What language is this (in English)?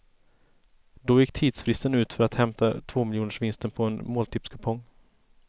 Swedish